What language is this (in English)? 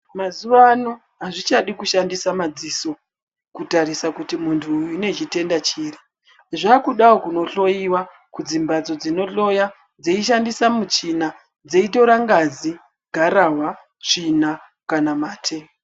Ndau